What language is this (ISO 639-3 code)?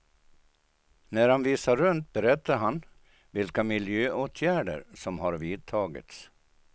swe